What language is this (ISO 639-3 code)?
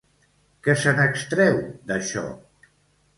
cat